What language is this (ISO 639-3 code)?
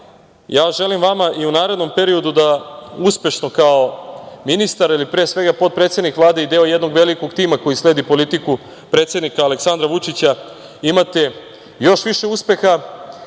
srp